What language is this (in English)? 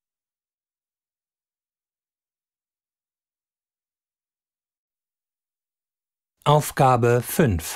German